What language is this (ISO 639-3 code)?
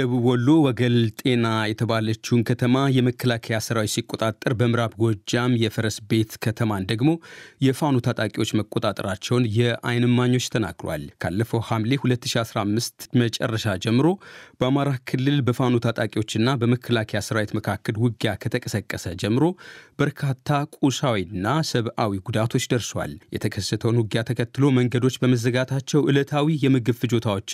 amh